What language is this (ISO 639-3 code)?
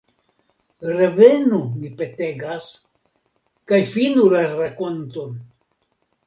epo